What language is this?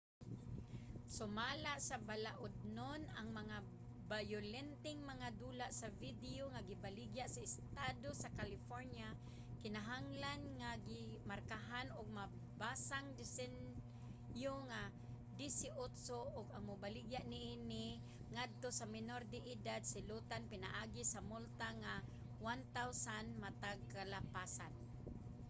Cebuano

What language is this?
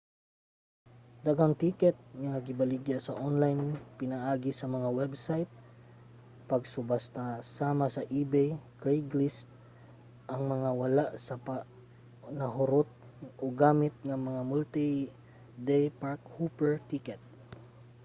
Cebuano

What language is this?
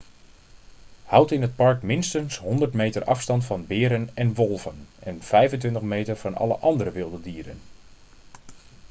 Dutch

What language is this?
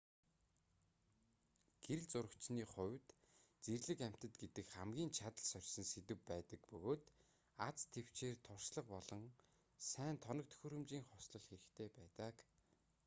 Mongolian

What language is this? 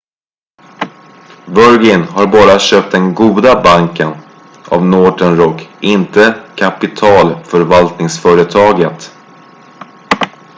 Swedish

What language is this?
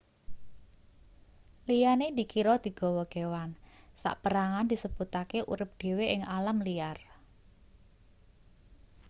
Javanese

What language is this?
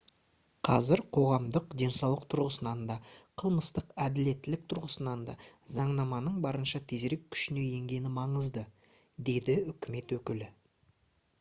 Kazakh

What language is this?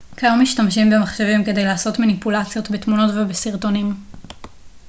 Hebrew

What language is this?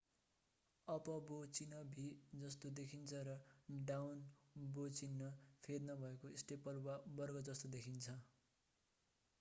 Nepali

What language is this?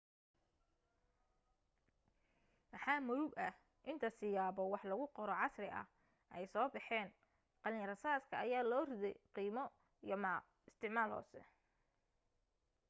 Somali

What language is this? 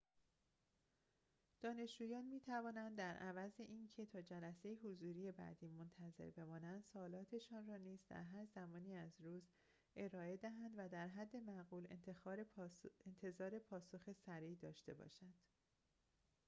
Persian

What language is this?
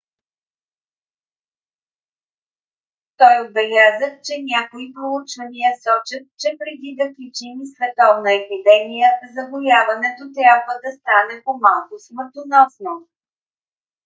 Bulgarian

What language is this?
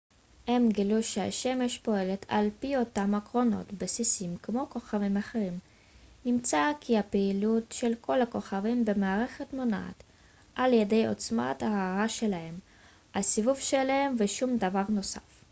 Hebrew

